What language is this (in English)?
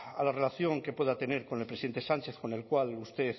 Spanish